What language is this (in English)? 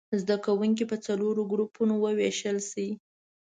Pashto